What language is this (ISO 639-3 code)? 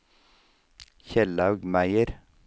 nor